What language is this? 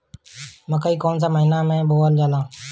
Bhojpuri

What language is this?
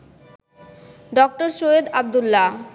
Bangla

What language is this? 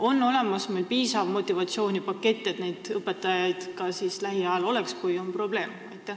Estonian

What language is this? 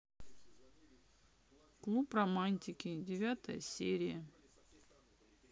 Russian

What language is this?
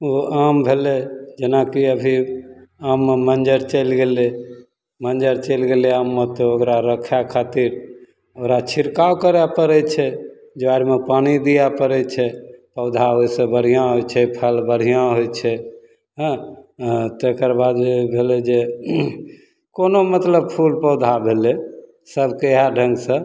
Maithili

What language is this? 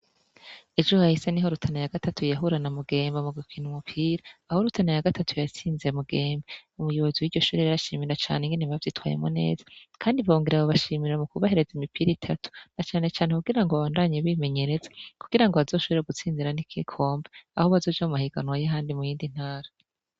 Rundi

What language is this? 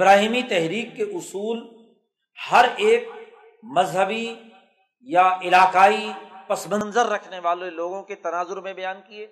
Urdu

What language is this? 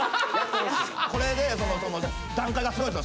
Japanese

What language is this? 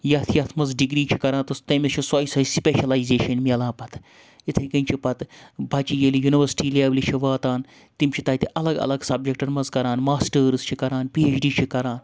Kashmiri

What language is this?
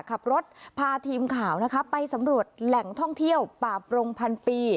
Thai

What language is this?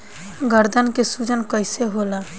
Bhojpuri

